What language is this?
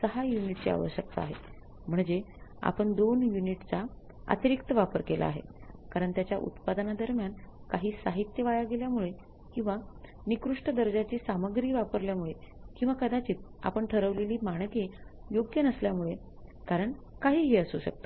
Marathi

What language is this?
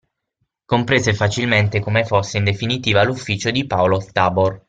Italian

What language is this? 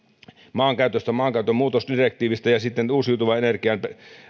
Finnish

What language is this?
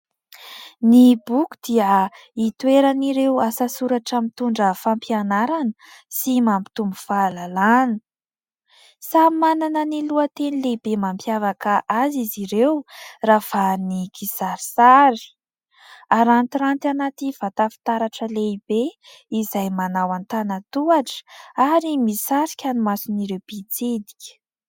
Malagasy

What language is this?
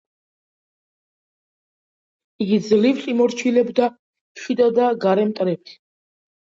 Georgian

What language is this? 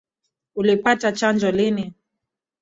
Swahili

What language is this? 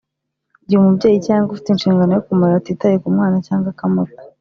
Kinyarwanda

